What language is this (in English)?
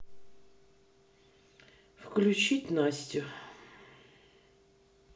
Russian